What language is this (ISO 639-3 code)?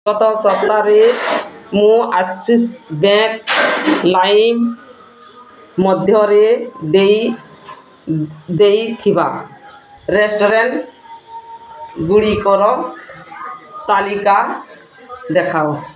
ori